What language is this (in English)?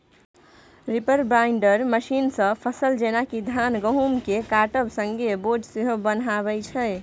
Maithili